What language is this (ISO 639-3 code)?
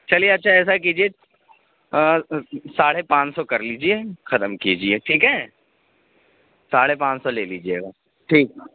urd